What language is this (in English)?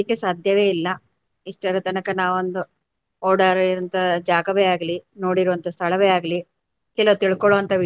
Kannada